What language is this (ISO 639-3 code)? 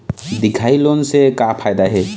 hne